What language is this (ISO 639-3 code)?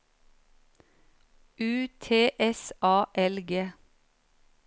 nor